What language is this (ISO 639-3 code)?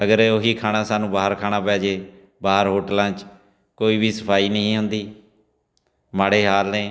pan